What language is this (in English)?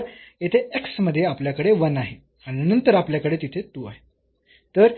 Marathi